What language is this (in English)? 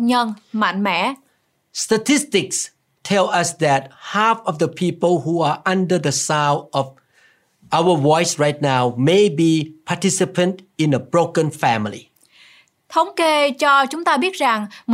Vietnamese